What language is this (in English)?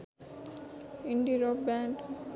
Nepali